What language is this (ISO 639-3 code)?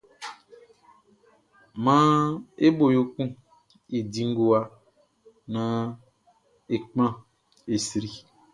bci